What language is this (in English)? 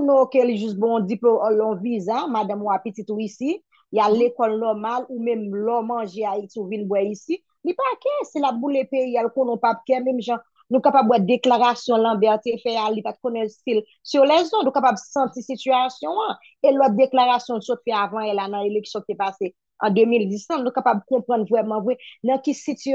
French